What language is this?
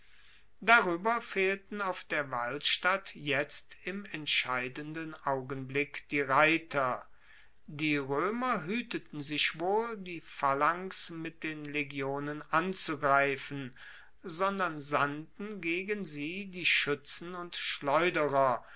German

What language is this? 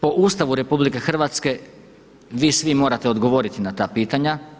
Croatian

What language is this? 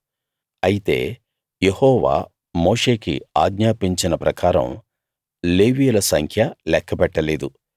Telugu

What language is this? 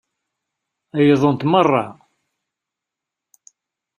Kabyle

